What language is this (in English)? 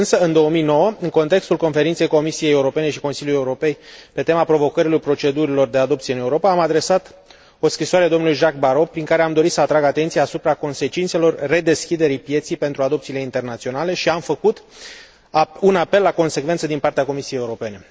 Romanian